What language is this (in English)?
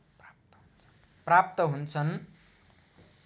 Nepali